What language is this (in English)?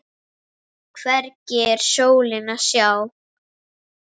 Icelandic